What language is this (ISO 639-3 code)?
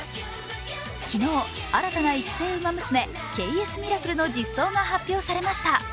jpn